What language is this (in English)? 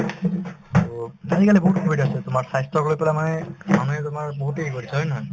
Assamese